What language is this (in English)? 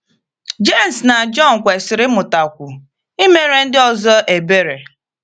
Igbo